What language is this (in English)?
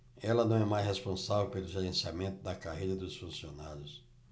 Portuguese